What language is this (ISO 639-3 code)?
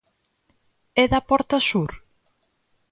glg